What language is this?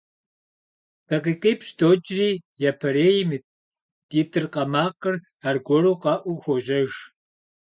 Kabardian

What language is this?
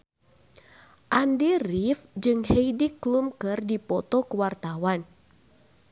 Sundanese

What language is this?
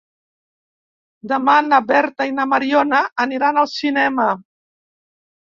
Catalan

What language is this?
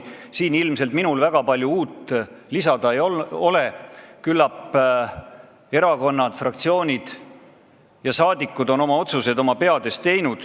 Estonian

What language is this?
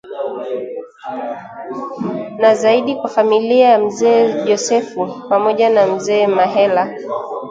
Swahili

